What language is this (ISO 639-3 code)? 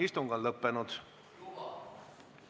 est